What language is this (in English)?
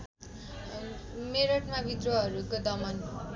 Nepali